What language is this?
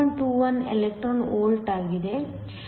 Kannada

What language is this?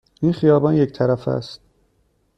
Persian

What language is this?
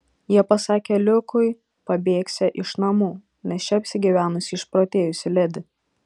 Lithuanian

